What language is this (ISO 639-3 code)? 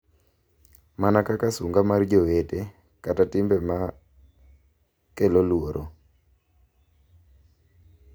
luo